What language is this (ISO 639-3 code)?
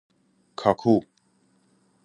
fas